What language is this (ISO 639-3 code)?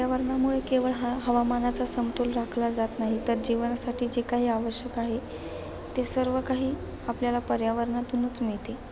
mar